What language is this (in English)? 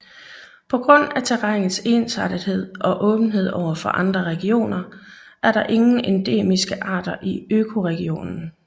Danish